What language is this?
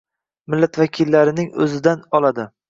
Uzbek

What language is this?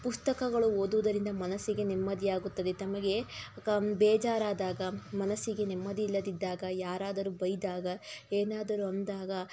Kannada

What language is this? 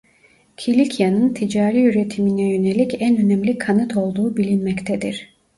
Turkish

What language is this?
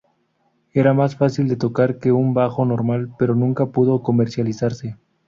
Spanish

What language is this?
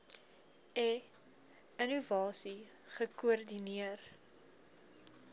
Afrikaans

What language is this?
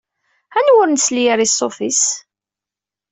Kabyle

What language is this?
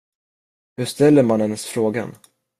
Swedish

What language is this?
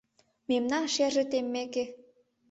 Mari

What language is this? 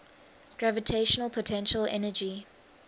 English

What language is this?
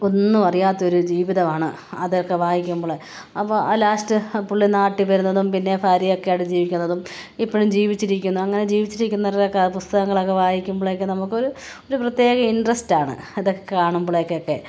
Malayalam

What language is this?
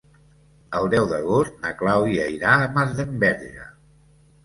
Catalan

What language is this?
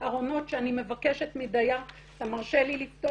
Hebrew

